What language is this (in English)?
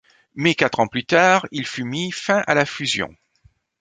French